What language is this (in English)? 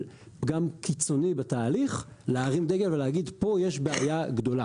Hebrew